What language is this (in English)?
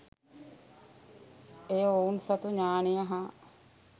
Sinhala